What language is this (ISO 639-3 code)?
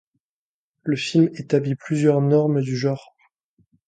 fra